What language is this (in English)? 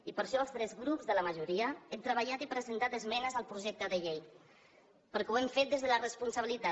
Catalan